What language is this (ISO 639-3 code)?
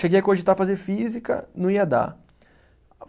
por